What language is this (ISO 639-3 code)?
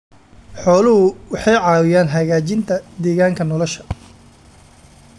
som